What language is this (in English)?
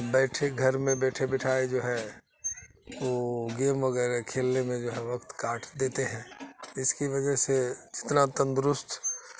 Urdu